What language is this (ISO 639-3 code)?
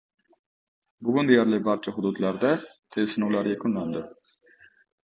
uzb